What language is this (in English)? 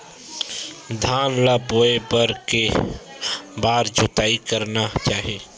Chhattisgarhi